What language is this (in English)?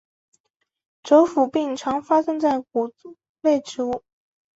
Chinese